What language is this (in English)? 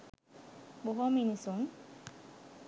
Sinhala